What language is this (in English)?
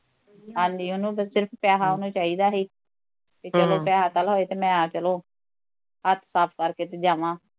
Punjabi